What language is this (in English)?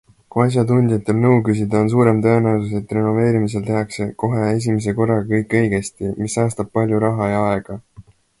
Estonian